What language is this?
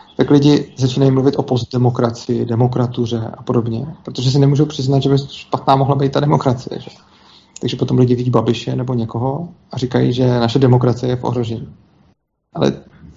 Czech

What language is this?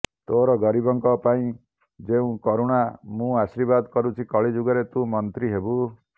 Odia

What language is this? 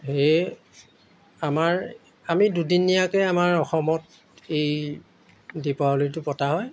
Assamese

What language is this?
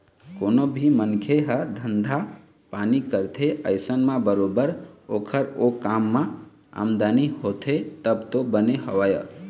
Chhattisgarhi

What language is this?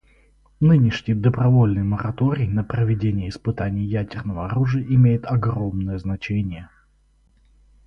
Russian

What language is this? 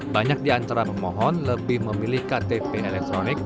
Indonesian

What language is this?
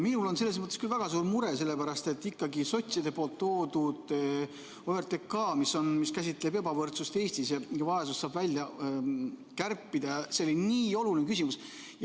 Estonian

